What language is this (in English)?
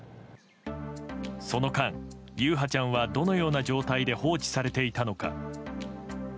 Japanese